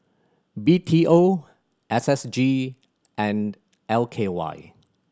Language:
English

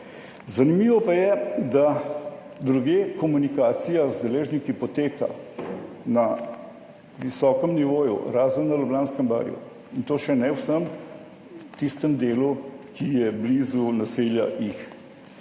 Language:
Slovenian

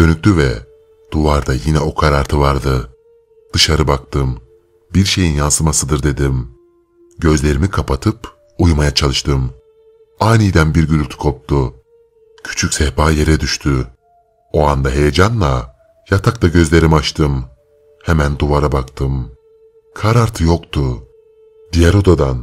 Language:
Turkish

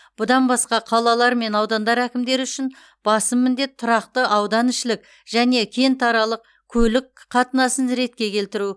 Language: Kazakh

